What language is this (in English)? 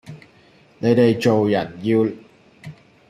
Cantonese